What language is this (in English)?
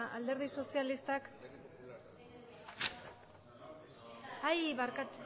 Basque